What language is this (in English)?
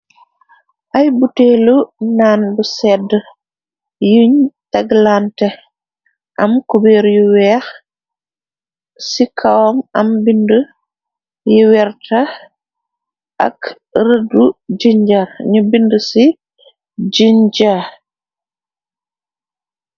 Wolof